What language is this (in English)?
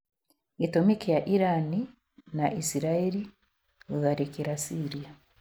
Kikuyu